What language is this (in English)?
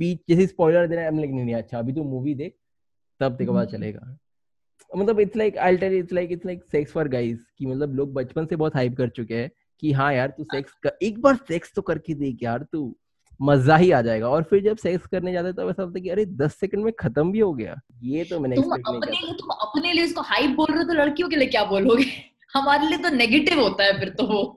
Hindi